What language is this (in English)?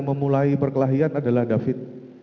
Indonesian